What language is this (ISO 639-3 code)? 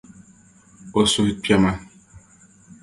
dag